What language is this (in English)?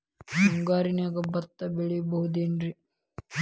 Kannada